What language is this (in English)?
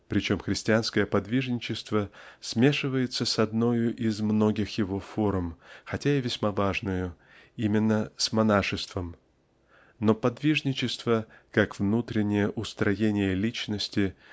Russian